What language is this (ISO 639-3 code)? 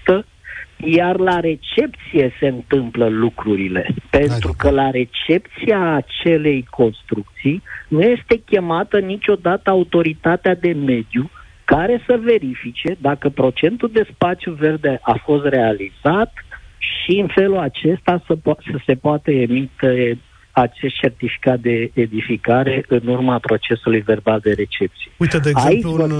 ron